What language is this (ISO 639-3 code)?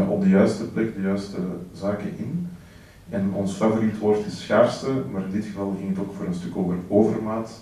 nld